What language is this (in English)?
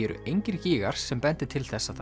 Icelandic